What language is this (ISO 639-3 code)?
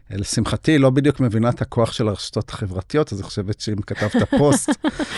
heb